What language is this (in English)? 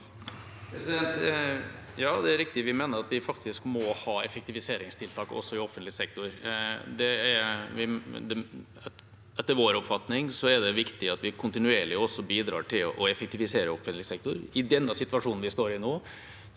Norwegian